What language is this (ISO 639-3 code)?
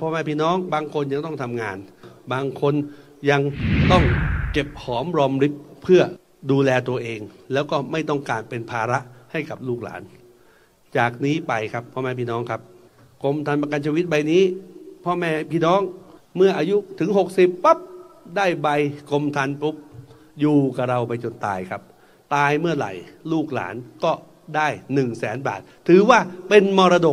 tha